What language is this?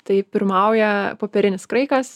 Lithuanian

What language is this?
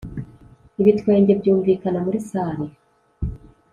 Kinyarwanda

